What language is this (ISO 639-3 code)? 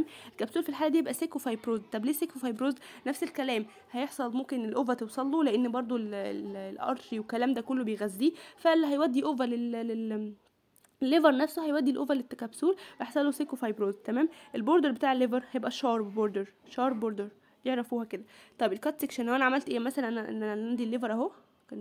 ara